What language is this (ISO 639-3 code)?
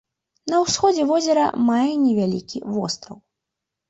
bel